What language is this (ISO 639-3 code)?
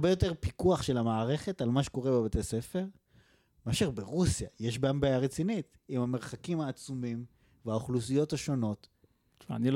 heb